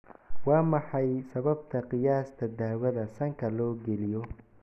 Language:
Somali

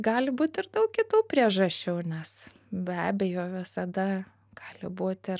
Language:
Lithuanian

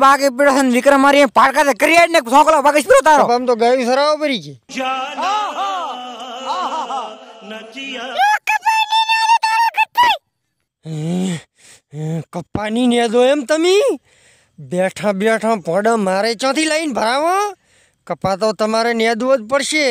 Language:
Gujarati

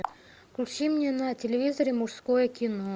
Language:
Russian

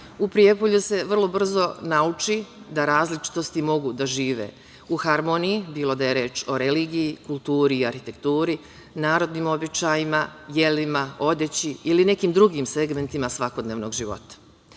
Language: Serbian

